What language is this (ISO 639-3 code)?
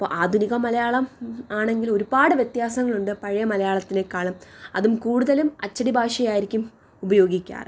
mal